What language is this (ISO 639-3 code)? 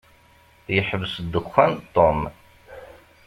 kab